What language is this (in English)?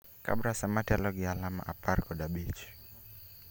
Luo (Kenya and Tanzania)